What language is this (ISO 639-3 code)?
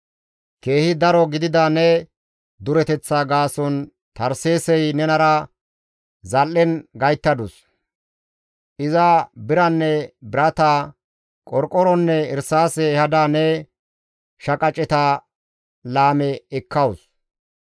gmv